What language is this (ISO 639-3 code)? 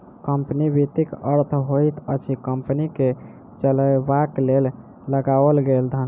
mai